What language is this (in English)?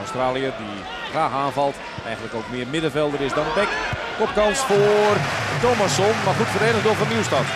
Dutch